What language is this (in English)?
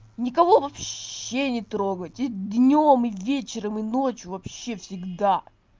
Russian